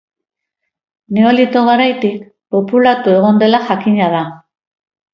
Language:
Basque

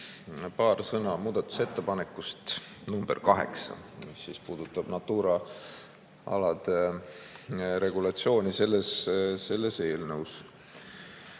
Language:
Estonian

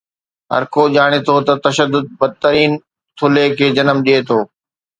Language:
Sindhi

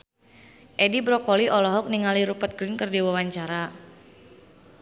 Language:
Sundanese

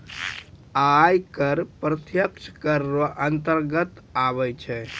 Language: Maithili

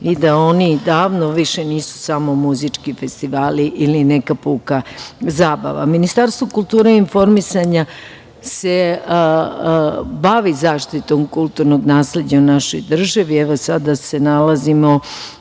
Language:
Serbian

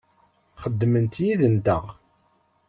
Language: Kabyle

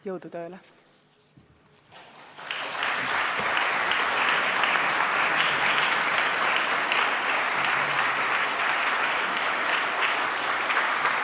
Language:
Estonian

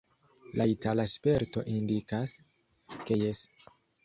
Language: Esperanto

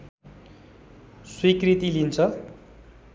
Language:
Nepali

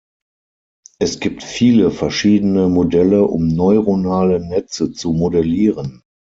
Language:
German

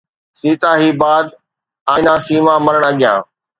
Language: Sindhi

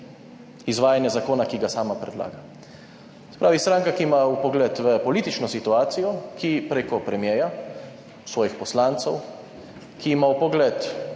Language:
Slovenian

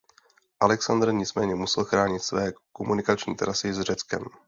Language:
Czech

